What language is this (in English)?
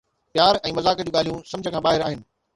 Sindhi